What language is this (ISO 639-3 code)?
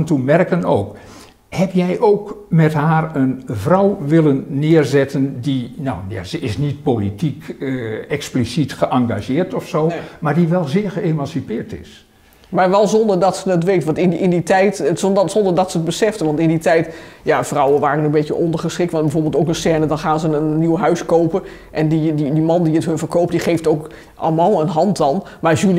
nld